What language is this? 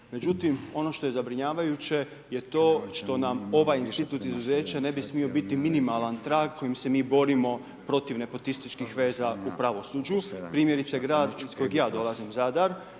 Croatian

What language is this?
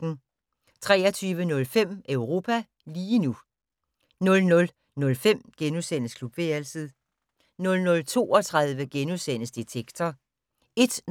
Danish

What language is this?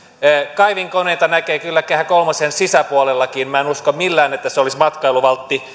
Finnish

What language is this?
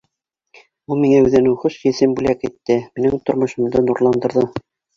Bashkir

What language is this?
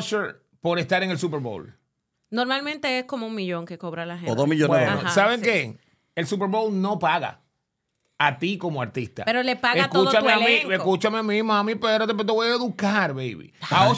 Spanish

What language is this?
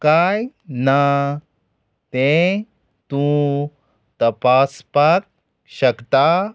Konkani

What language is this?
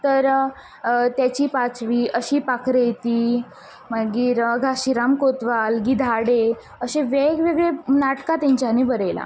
Konkani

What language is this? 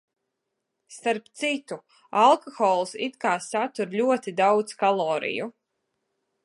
Latvian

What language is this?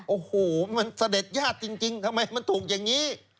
Thai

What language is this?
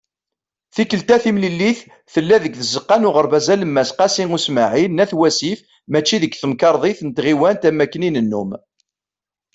Kabyle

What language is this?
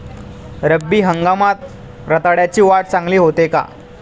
Marathi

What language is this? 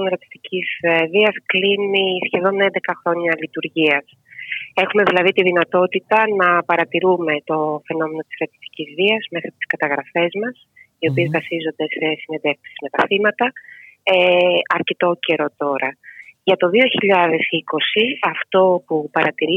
Greek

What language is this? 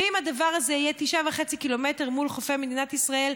Hebrew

